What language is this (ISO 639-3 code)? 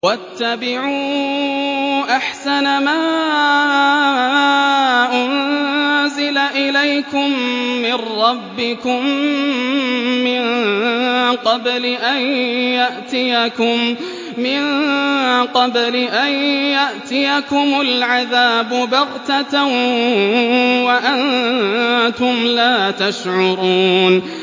ara